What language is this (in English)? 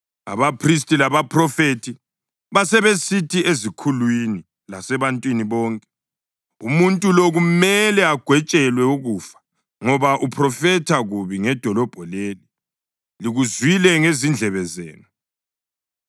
North Ndebele